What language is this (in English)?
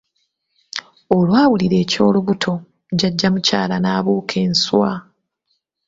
Ganda